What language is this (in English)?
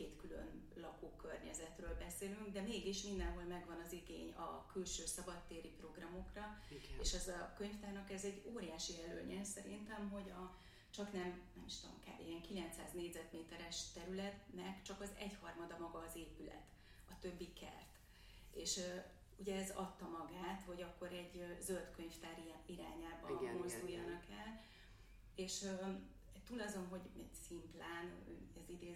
Hungarian